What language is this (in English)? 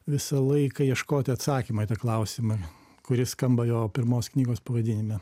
Lithuanian